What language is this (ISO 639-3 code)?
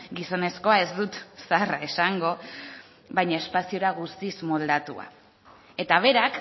eus